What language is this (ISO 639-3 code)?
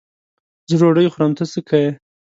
pus